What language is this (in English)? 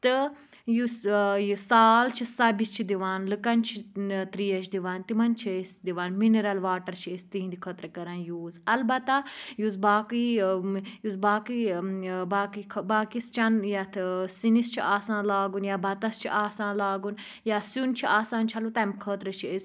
Kashmiri